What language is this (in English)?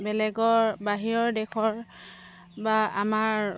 Assamese